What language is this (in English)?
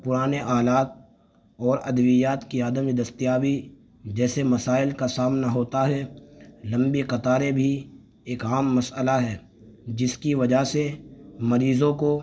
Urdu